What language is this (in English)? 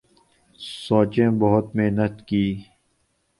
Urdu